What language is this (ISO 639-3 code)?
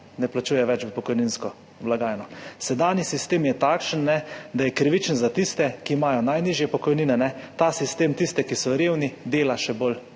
slv